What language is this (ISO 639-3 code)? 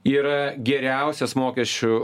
lit